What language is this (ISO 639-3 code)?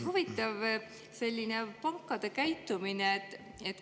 est